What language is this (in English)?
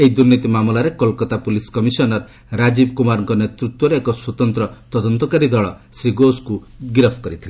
Odia